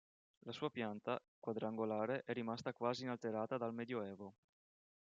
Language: Italian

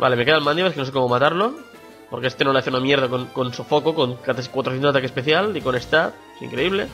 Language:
Spanish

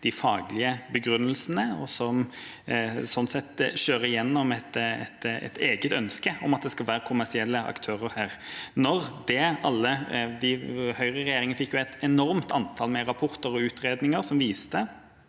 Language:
Norwegian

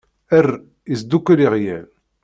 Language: Kabyle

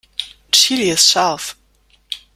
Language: German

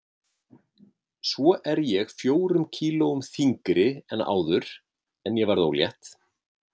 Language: Icelandic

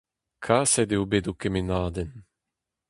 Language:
Breton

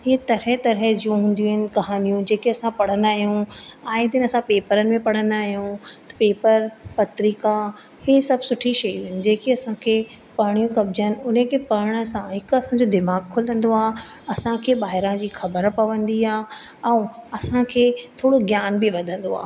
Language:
Sindhi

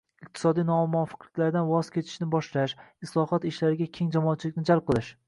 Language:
Uzbek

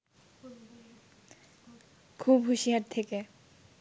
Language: Bangla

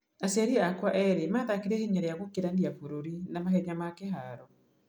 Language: Kikuyu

